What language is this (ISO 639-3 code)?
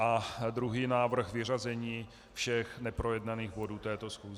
ces